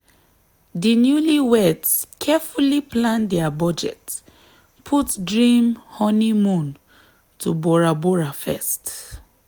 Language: Nigerian Pidgin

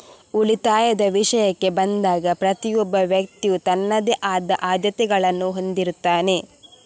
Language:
Kannada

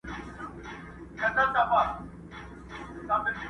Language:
Pashto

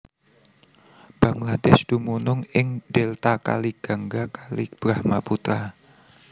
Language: Javanese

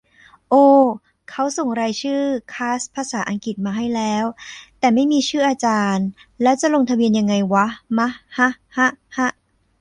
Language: Thai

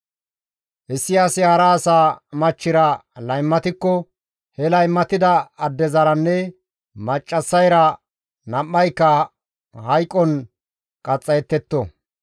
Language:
Gamo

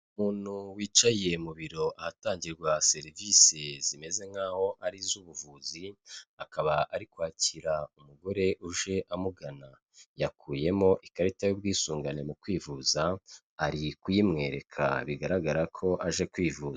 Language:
Kinyarwanda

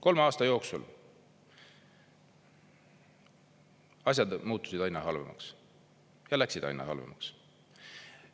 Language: Estonian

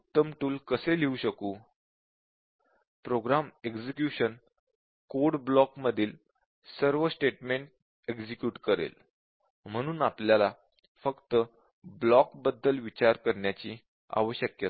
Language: Marathi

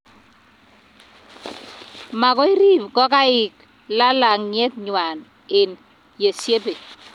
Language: Kalenjin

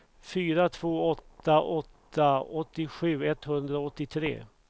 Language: Swedish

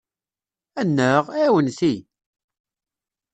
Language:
Kabyle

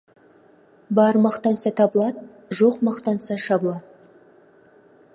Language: Kazakh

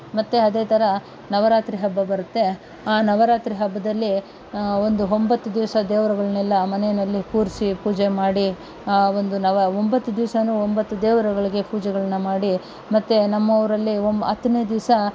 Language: Kannada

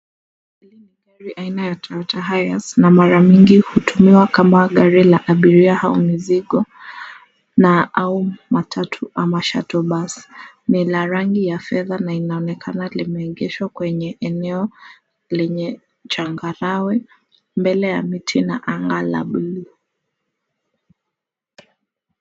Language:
Swahili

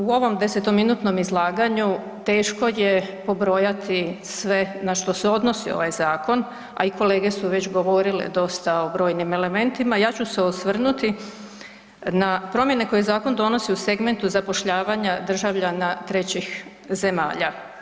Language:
Croatian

